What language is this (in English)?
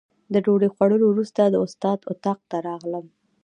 Pashto